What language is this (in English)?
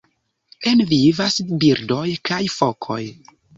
Esperanto